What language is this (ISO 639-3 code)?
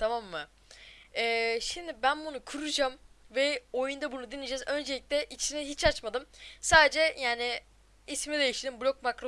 tur